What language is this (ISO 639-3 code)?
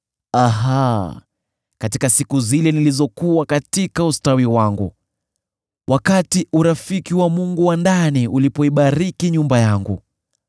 swa